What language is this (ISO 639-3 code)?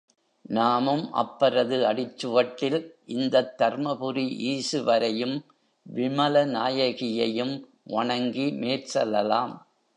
tam